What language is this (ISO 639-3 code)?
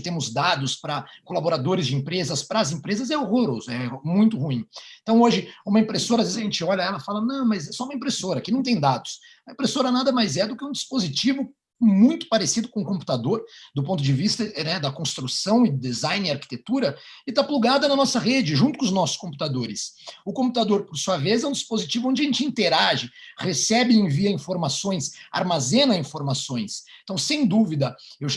por